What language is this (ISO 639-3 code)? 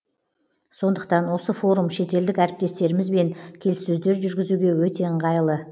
kaz